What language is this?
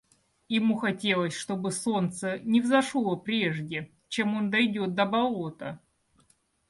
Russian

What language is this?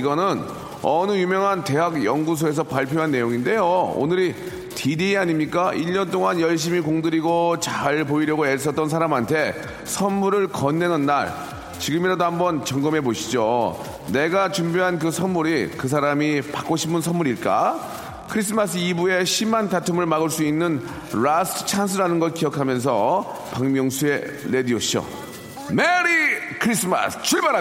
Korean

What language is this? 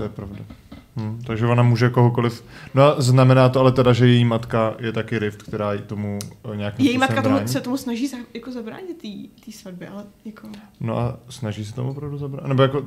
Czech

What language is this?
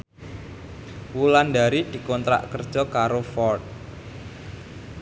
Javanese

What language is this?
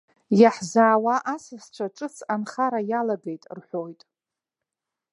Abkhazian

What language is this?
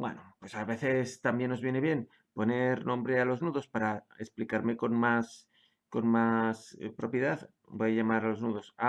Spanish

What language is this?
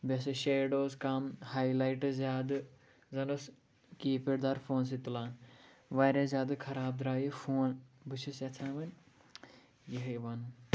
Kashmiri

